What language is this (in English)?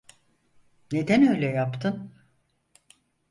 Turkish